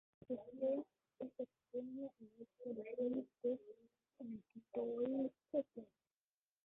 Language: English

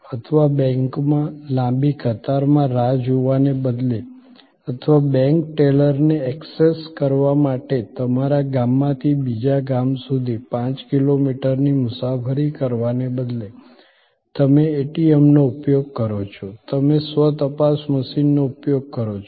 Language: Gujarati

